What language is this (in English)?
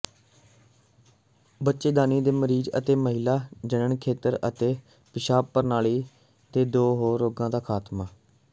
Punjabi